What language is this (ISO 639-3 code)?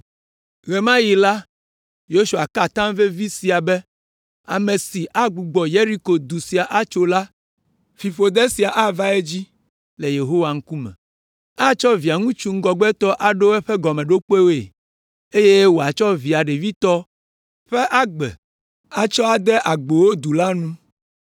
ewe